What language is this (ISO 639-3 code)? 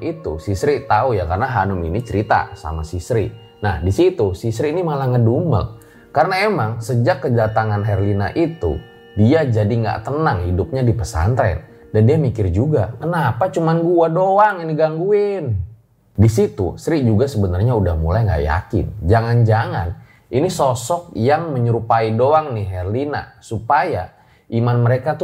ind